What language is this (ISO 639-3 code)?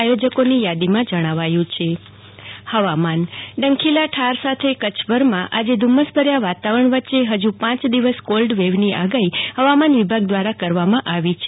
guj